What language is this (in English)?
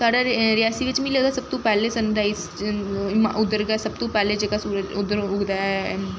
Dogri